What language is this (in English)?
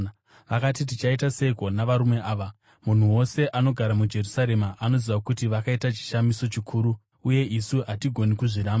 Shona